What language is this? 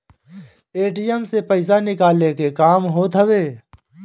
Bhojpuri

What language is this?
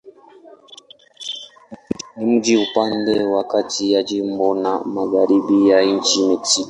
Swahili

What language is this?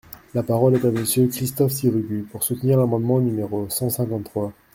French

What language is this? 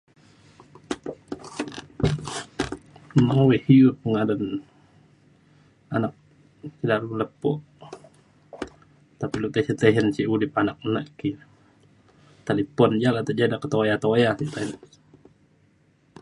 Mainstream Kenyah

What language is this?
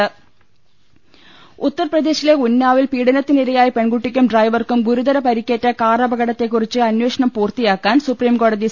Malayalam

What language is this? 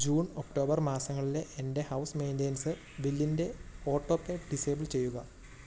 Malayalam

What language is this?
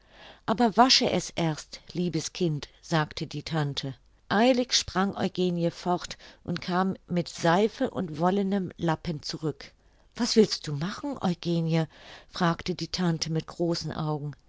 German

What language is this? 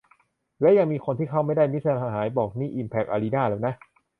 Thai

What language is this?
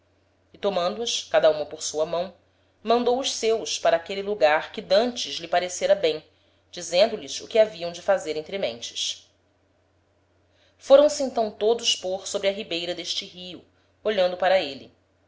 Portuguese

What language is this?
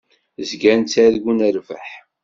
Kabyle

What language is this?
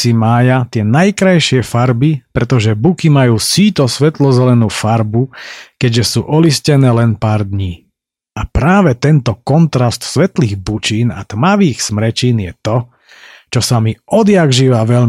Slovak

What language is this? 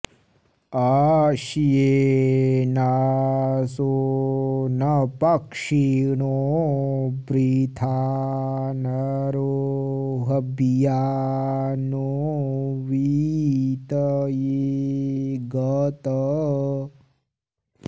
Sanskrit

